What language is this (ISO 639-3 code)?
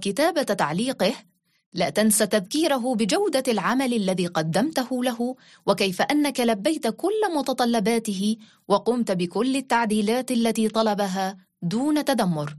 ara